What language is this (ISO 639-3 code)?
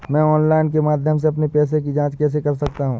hin